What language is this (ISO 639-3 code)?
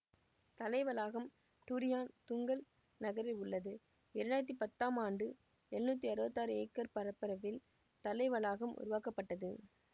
tam